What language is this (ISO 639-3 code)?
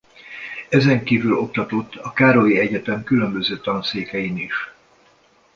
hun